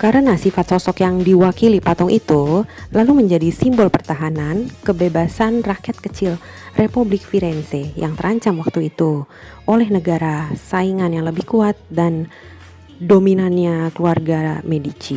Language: Indonesian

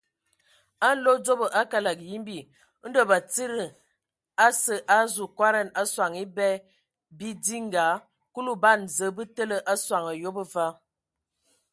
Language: Ewondo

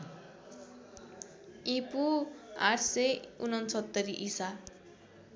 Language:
Nepali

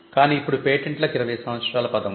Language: Telugu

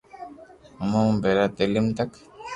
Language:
Loarki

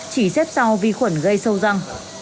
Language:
Vietnamese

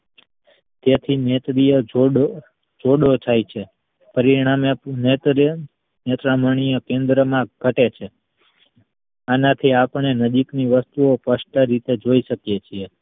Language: Gujarati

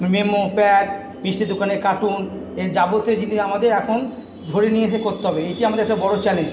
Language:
Bangla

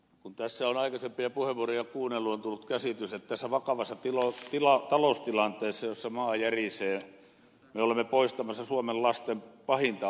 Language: Finnish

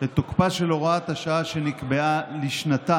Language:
Hebrew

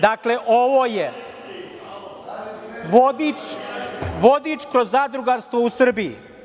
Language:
Serbian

